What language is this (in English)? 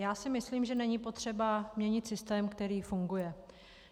Czech